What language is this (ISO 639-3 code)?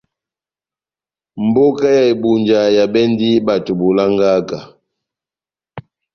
bnm